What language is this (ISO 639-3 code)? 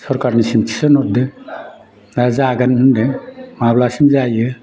brx